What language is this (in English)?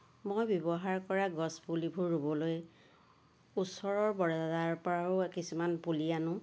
Assamese